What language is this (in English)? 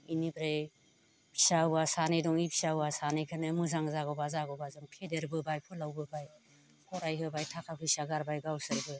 Bodo